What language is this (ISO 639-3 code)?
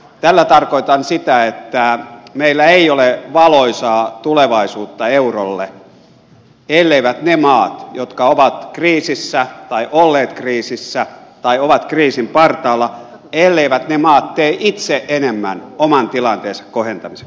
fin